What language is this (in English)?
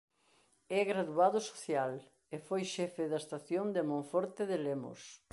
Galician